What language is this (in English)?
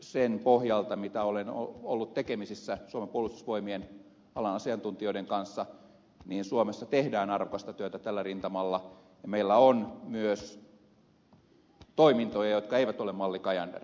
Finnish